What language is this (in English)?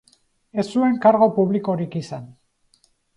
Basque